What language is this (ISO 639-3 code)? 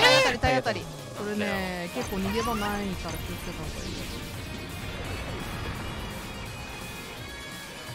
jpn